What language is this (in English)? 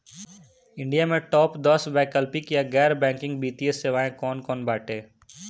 Bhojpuri